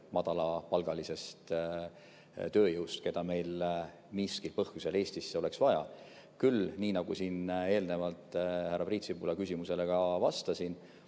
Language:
Estonian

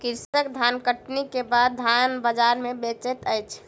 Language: Maithili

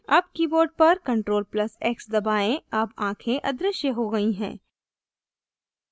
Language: Hindi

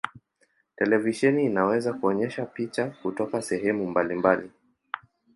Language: Swahili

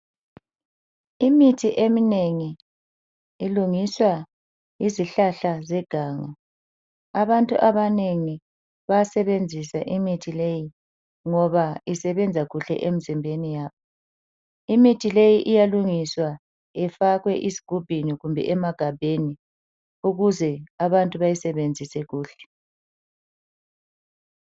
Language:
North Ndebele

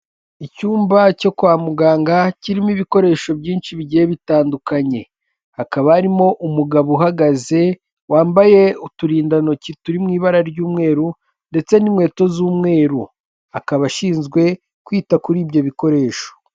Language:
Kinyarwanda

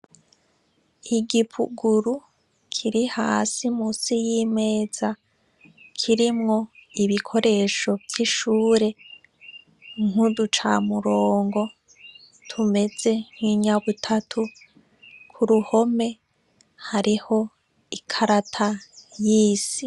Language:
Rundi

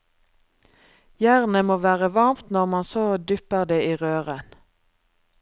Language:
Norwegian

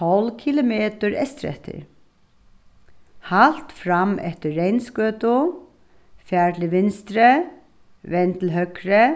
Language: Faroese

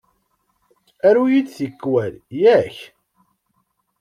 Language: Kabyle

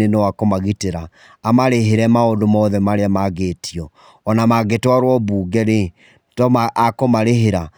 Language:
Kikuyu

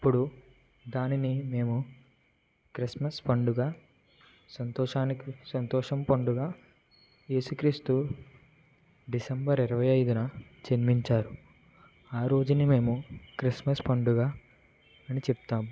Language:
Telugu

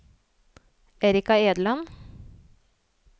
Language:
Norwegian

